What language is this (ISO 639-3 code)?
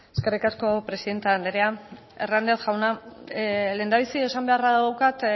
eus